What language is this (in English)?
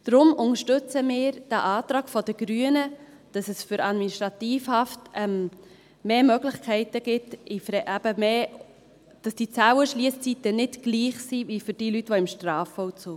Swiss German